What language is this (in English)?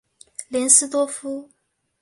Chinese